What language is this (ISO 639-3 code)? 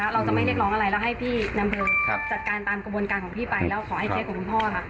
tha